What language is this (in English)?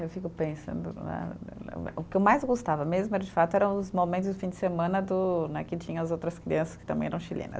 Portuguese